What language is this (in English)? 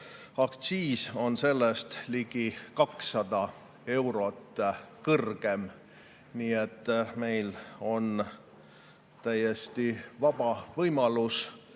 Estonian